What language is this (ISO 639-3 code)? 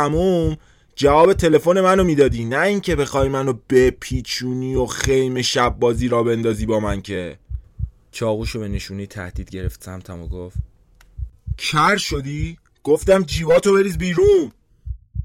fas